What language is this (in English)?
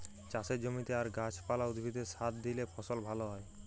Bangla